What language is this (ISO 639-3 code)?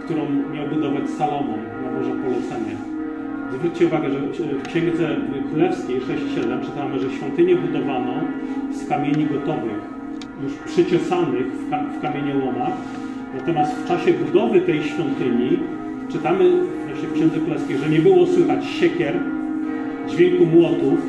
pol